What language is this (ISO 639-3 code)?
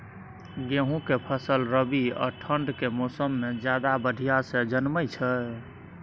mai